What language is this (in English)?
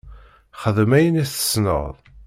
Kabyle